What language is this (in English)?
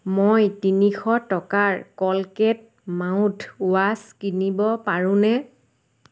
Assamese